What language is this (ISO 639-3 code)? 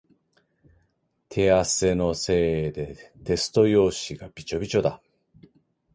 jpn